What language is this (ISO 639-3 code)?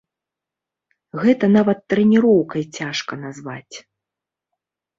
bel